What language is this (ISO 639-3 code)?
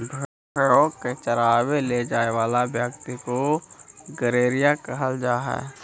mag